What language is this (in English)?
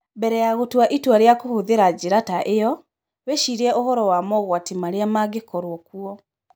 Kikuyu